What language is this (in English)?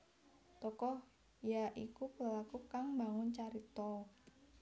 Javanese